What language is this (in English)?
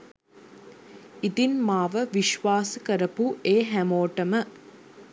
Sinhala